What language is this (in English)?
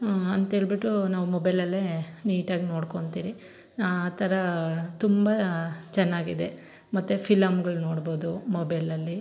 Kannada